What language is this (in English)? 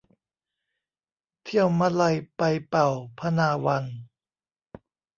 Thai